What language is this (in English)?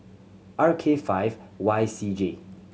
English